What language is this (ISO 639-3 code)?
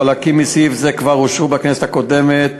heb